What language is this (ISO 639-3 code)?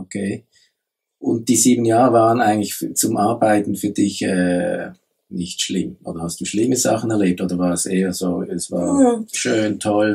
deu